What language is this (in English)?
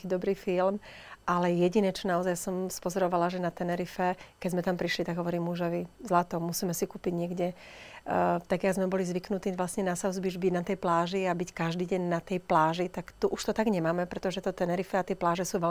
Slovak